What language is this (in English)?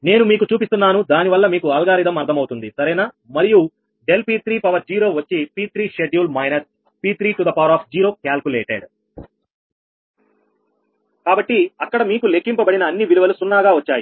Telugu